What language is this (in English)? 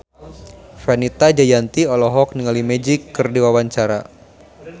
Sundanese